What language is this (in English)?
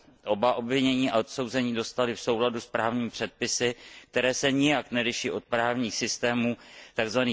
Czech